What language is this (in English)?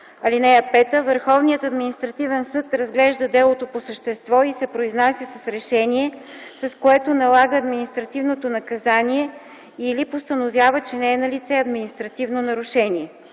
Bulgarian